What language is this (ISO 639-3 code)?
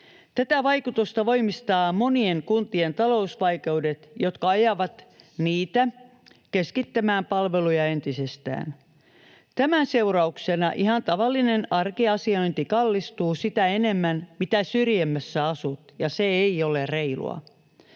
fin